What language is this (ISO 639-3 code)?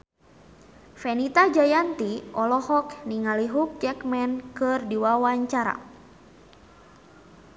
sun